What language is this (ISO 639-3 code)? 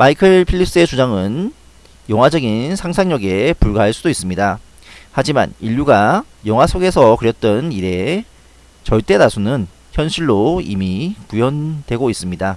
kor